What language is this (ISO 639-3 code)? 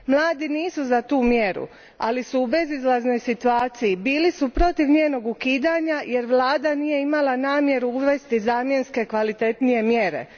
hrv